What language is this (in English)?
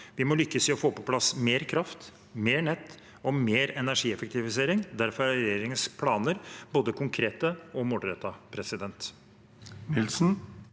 Norwegian